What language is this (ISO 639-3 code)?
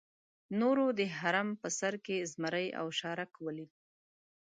pus